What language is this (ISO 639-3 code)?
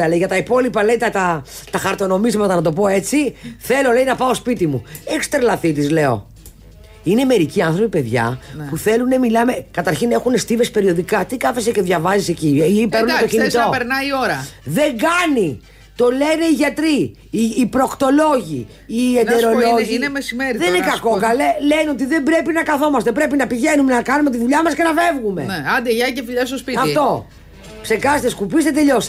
ell